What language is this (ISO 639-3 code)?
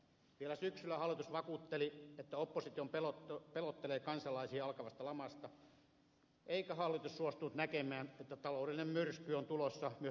fin